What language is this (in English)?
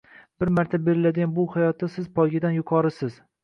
Uzbek